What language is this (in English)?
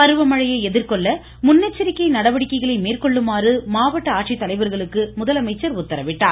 Tamil